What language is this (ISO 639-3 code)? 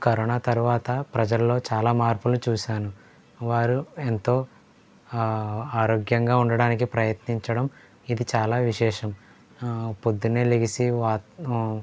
tel